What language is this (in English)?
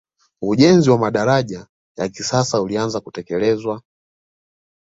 Swahili